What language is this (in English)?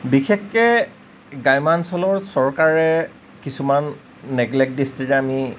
Assamese